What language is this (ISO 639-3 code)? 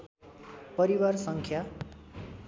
nep